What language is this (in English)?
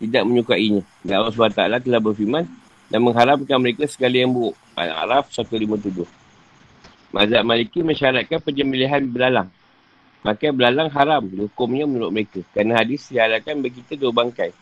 Malay